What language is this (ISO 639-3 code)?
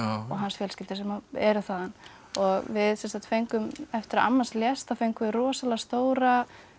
isl